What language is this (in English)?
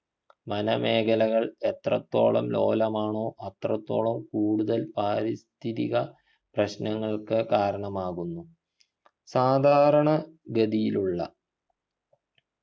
Malayalam